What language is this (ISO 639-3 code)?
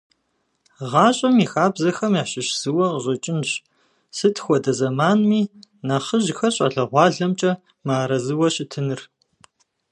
kbd